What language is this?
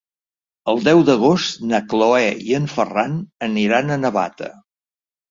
Catalan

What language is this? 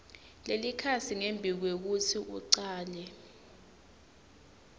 Swati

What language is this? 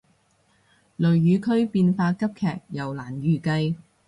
Cantonese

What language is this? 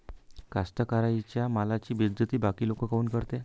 Marathi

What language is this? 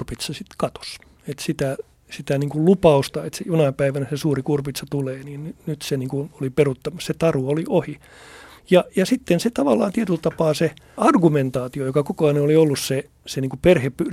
Finnish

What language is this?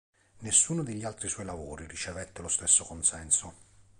Italian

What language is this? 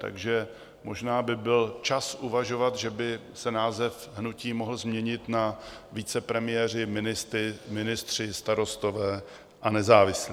Czech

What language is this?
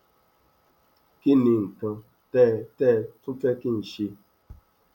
Yoruba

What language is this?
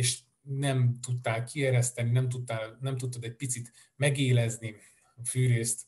Hungarian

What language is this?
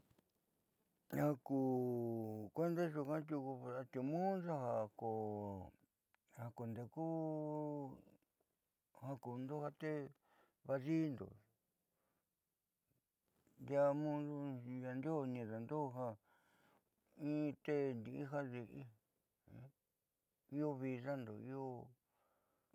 Southeastern Nochixtlán Mixtec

